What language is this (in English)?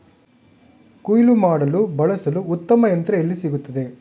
Kannada